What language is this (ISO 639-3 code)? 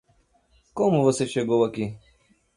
por